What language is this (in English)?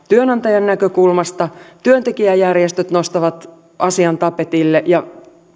Finnish